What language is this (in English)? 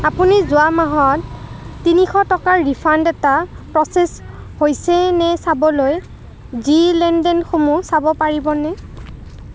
Assamese